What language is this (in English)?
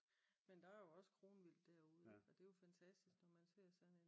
Danish